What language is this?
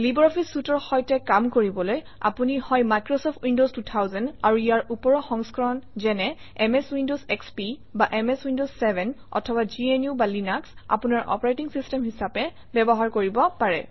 Assamese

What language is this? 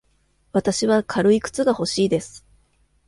Japanese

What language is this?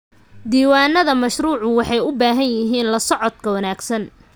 Somali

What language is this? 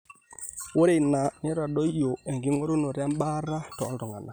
Masai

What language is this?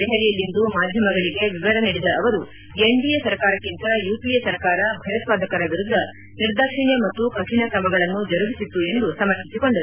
Kannada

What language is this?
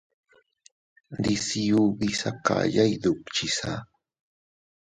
Teutila Cuicatec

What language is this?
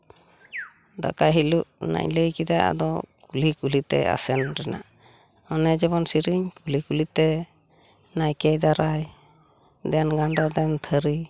Santali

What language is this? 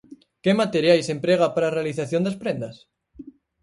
Galician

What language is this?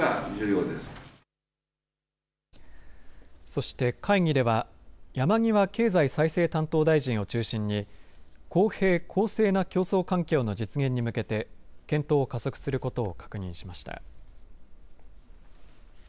Japanese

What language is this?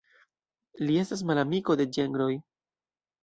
Esperanto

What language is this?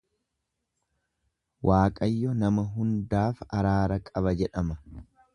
Oromo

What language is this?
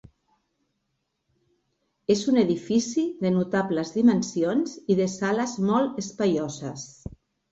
Catalan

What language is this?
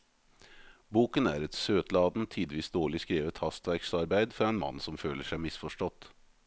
Norwegian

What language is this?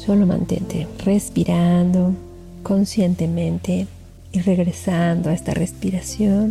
Spanish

